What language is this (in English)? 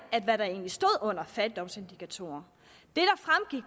Danish